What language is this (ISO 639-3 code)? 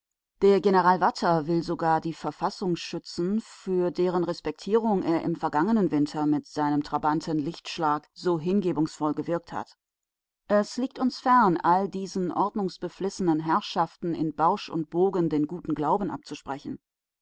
deu